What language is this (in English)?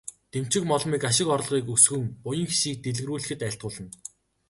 Mongolian